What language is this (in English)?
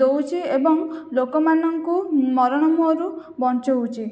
Odia